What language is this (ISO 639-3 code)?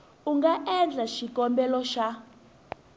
tso